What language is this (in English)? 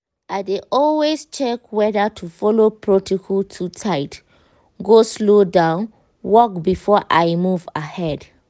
Nigerian Pidgin